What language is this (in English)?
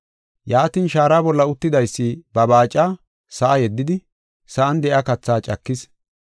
Gofa